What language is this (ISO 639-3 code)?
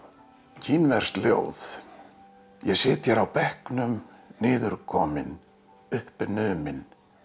isl